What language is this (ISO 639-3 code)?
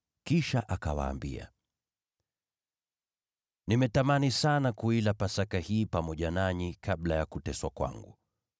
swa